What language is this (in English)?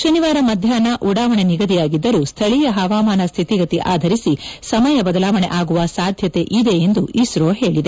Kannada